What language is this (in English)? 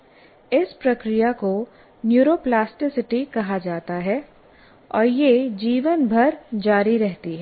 Hindi